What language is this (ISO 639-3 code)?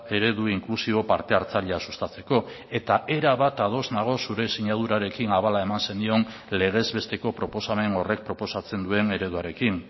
eus